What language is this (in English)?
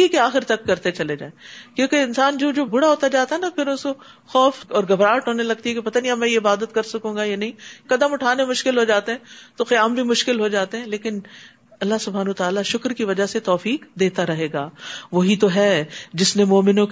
Urdu